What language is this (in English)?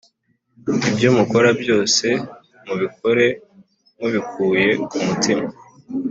Kinyarwanda